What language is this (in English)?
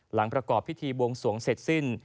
Thai